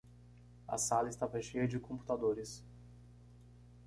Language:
Portuguese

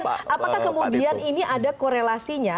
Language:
Indonesian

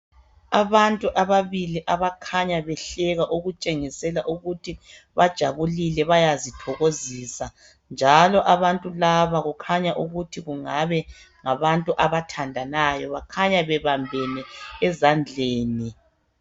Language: North Ndebele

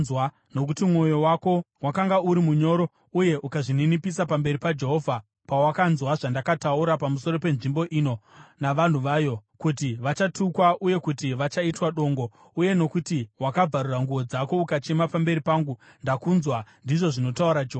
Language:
Shona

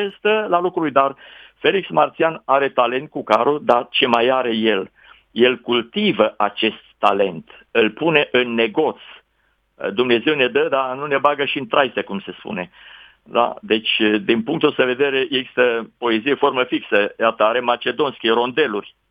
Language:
Romanian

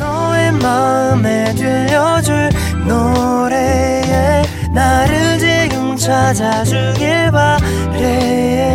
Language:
Korean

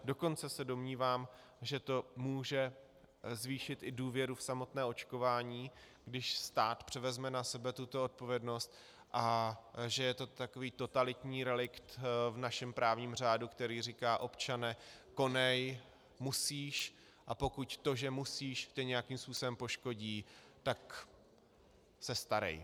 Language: Czech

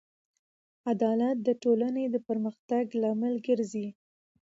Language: Pashto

